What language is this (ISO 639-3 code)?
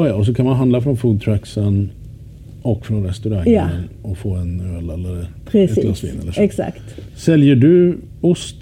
swe